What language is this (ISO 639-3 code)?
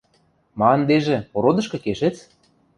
mrj